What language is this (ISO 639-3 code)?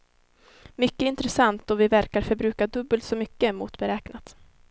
swe